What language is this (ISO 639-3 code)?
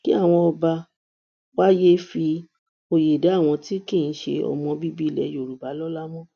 yor